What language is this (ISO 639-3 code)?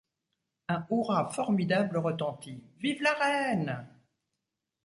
fra